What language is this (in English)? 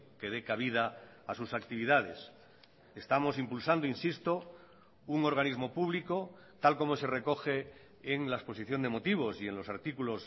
Spanish